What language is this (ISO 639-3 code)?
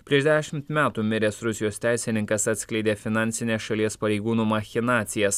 lit